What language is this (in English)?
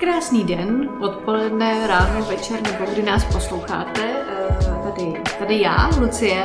Czech